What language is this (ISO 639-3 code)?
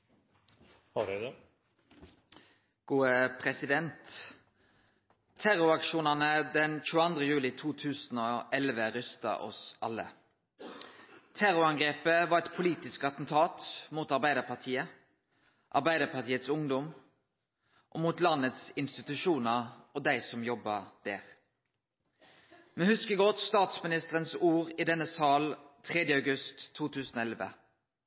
nno